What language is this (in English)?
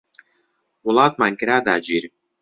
Central Kurdish